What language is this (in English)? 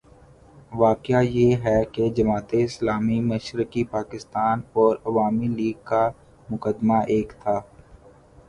Urdu